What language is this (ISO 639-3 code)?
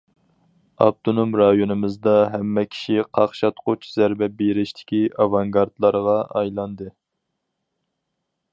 uig